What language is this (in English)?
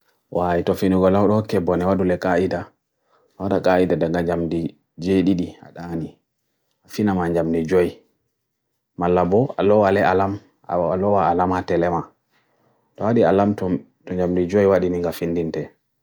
Bagirmi Fulfulde